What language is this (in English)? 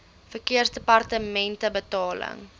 Afrikaans